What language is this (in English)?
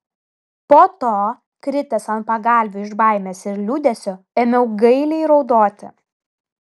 Lithuanian